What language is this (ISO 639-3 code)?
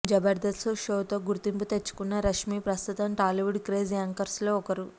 tel